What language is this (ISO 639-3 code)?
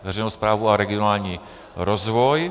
ces